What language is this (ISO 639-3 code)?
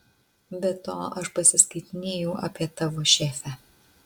lit